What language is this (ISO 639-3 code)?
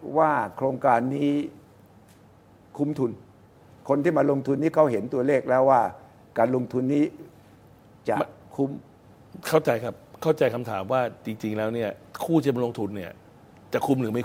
tha